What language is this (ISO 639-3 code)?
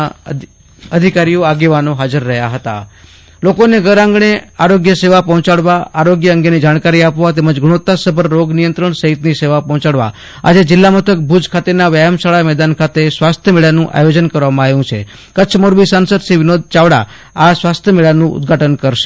guj